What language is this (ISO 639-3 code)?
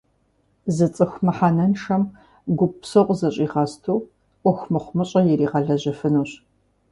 kbd